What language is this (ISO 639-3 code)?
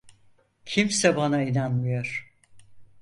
tur